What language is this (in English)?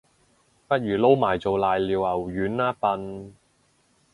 Cantonese